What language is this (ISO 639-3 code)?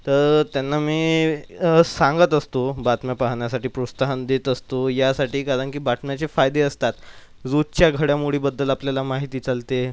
mar